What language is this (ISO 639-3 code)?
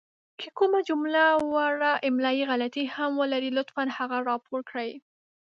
pus